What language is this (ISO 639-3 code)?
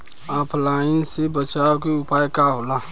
bho